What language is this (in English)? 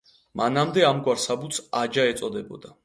Georgian